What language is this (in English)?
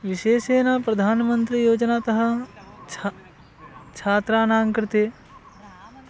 Sanskrit